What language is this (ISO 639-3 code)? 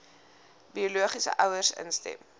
afr